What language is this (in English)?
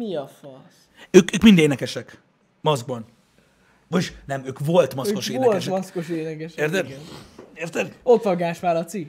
Hungarian